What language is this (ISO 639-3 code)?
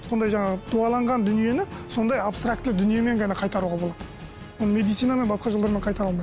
kaz